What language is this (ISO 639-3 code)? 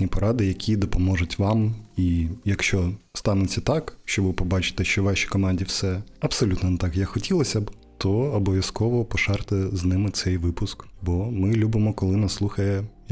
ukr